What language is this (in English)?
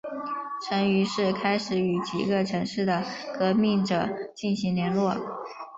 Chinese